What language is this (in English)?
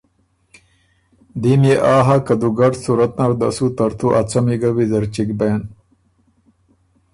Ormuri